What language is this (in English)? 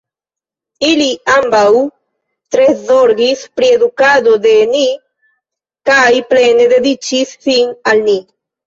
Esperanto